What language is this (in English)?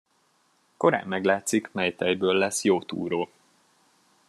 Hungarian